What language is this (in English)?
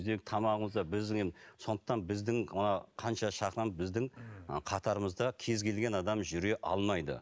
Kazakh